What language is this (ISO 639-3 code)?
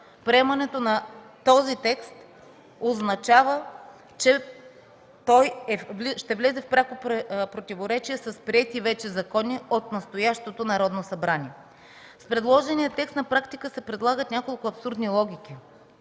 bul